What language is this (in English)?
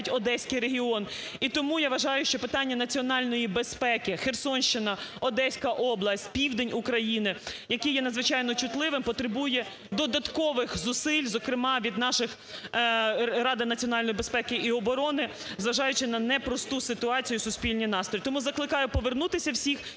Ukrainian